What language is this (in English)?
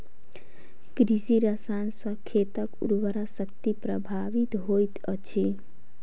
Maithili